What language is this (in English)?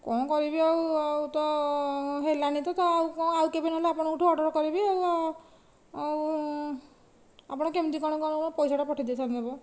Odia